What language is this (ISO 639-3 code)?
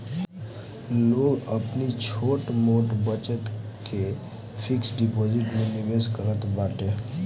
bho